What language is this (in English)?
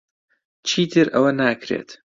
Central Kurdish